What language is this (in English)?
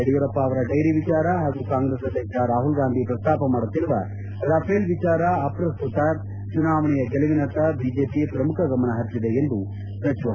Kannada